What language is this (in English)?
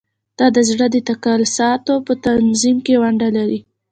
Pashto